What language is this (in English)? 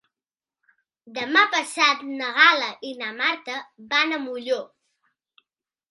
Catalan